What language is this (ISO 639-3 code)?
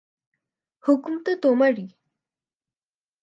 ben